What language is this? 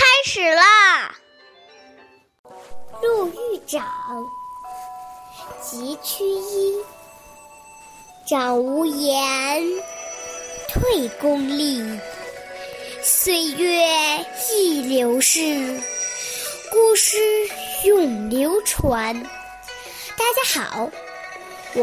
Chinese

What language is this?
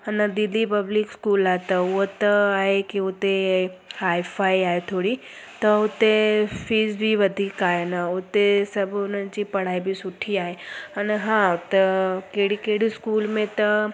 Sindhi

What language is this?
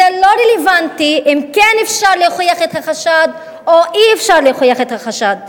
Hebrew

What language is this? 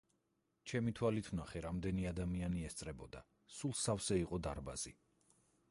Georgian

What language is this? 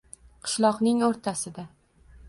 Uzbek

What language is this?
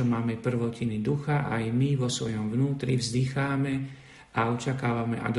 Slovak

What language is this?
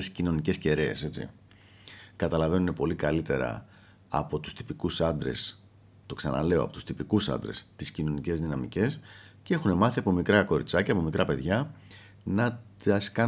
Greek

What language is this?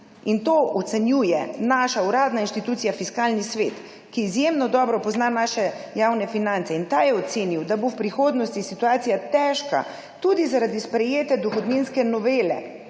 Slovenian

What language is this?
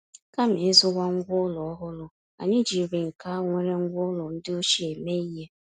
Igbo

